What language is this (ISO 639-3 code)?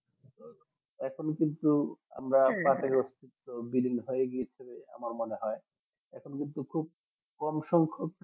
ben